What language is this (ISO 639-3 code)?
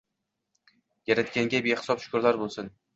uzb